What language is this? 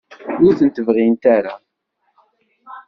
Kabyle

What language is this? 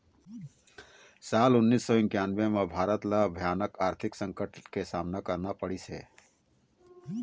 Chhattisgarhi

